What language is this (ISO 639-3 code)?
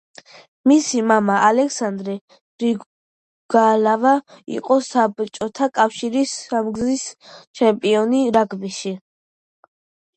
kat